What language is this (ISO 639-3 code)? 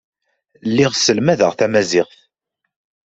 kab